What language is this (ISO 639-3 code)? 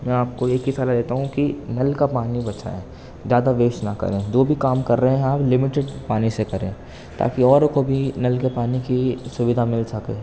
urd